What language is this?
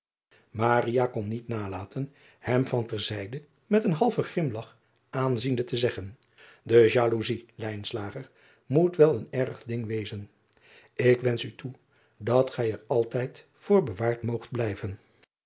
Dutch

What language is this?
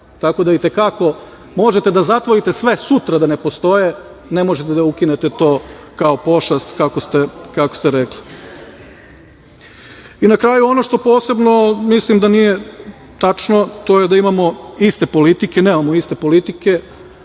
Serbian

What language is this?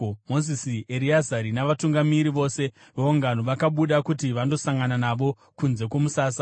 Shona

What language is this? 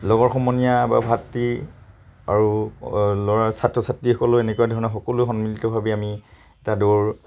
Assamese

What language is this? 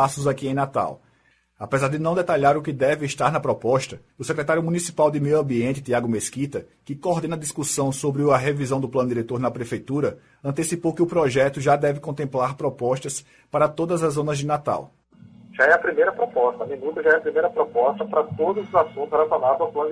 Portuguese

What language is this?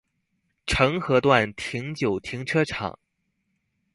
Chinese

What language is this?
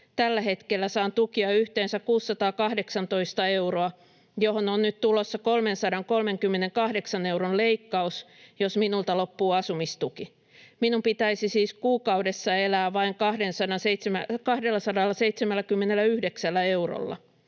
Finnish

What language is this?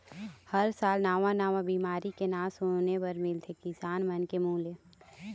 Chhattisgarhi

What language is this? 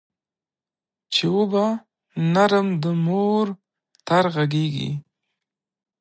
Pashto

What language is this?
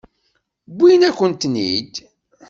Kabyle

